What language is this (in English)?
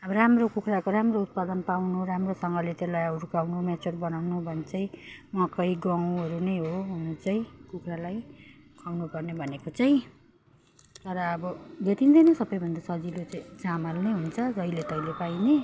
Nepali